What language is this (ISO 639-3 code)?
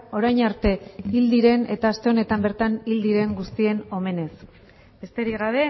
eus